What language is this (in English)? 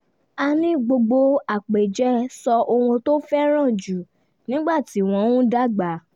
Yoruba